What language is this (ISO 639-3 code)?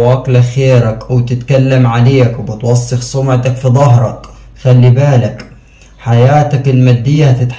ara